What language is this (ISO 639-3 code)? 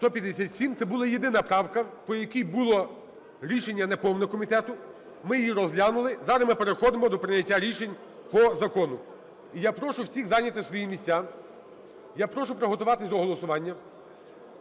ukr